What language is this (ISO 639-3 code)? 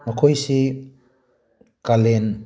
mni